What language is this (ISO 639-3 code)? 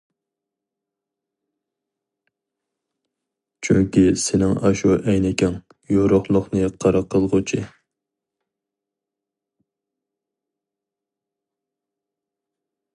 uig